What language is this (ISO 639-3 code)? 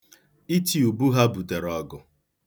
ibo